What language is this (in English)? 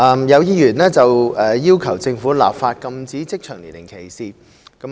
Cantonese